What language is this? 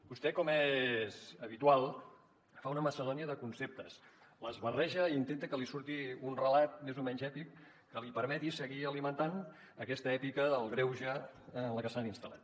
Catalan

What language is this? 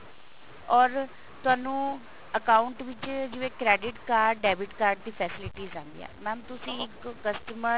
Punjabi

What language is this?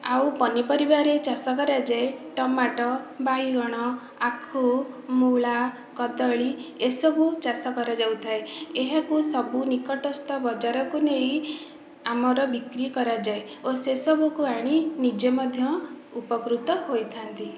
Odia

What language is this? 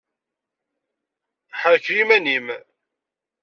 Kabyle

